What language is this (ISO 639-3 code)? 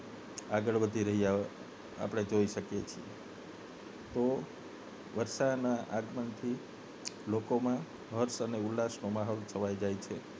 guj